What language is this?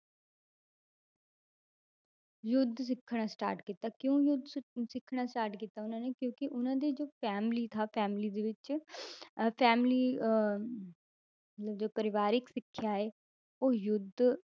Punjabi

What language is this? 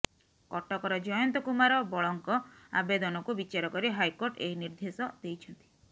Odia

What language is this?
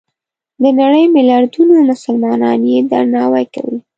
Pashto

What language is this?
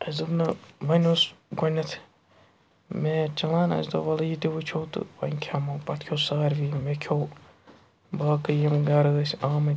Kashmiri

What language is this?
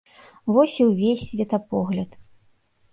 Belarusian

